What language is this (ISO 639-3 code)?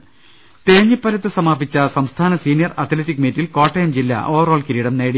mal